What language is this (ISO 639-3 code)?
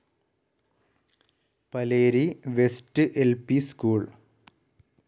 mal